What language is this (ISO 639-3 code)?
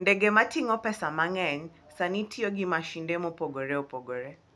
luo